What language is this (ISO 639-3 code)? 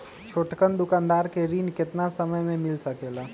mag